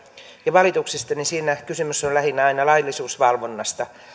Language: Finnish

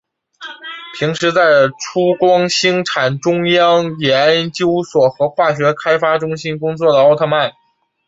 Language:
Chinese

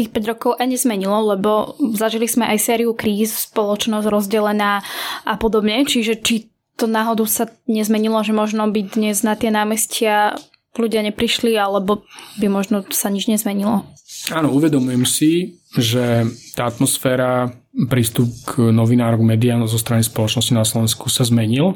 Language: Slovak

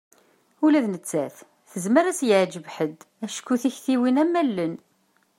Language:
Kabyle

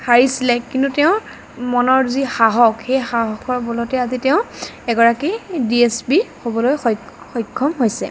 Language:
Assamese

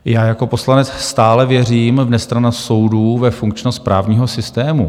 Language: Czech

